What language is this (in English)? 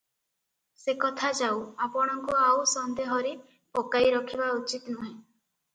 Odia